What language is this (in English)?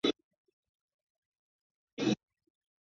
Chinese